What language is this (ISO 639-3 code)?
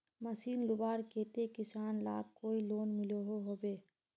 mag